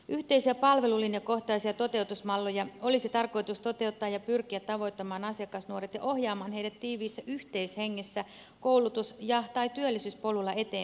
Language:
Finnish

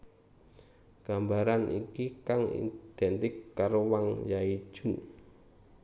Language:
Javanese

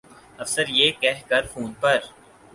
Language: Urdu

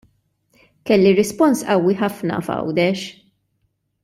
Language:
Maltese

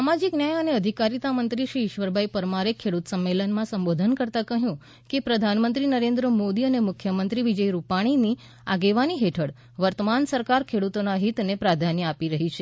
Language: Gujarati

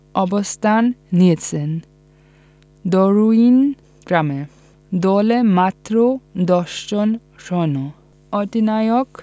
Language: Bangla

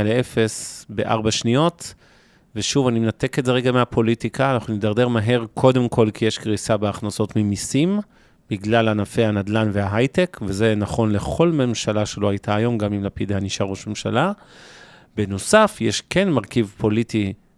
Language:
Hebrew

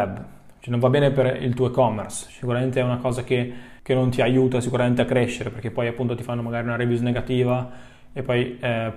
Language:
Italian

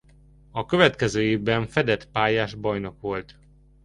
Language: Hungarian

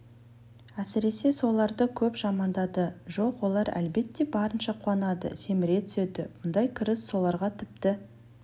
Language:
Kazakh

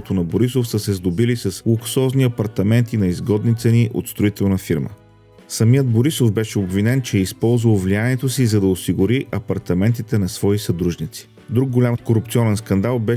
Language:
Bulgarian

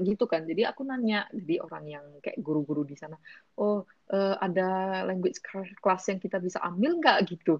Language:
Indonesian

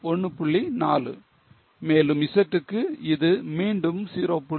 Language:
Tamil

